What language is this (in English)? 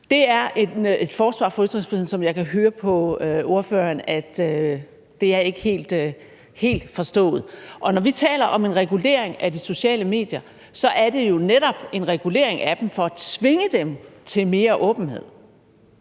Danish